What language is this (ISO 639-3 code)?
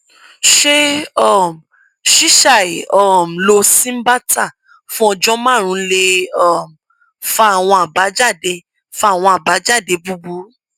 yor